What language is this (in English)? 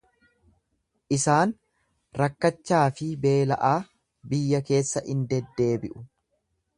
Oromo